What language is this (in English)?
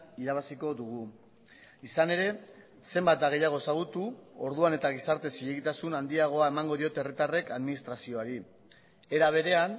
Basque